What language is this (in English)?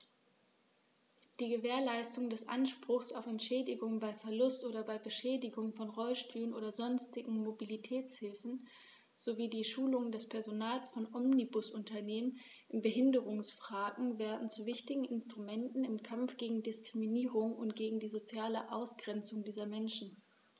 German